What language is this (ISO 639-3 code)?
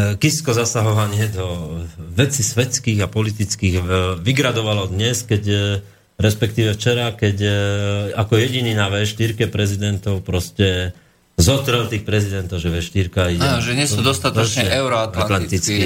slk